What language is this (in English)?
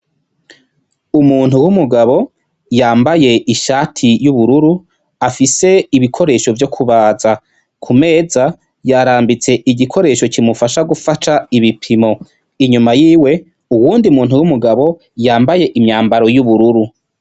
Rundi